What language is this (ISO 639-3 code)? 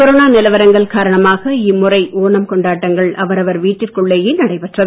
tam